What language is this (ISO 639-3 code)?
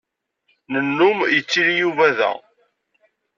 kab